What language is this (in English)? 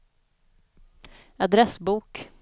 Swedish